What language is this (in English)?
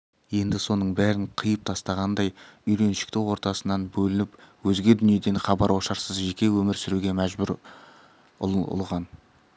Kazakh